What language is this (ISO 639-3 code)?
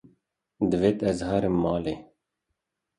kur